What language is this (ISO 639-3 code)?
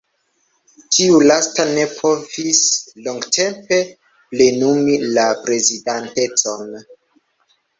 epo